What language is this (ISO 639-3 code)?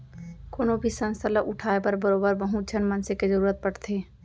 hne